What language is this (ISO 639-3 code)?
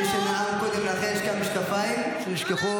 heb